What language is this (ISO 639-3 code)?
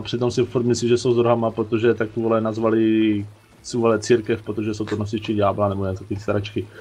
ces